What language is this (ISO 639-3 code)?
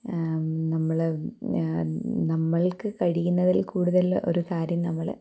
mal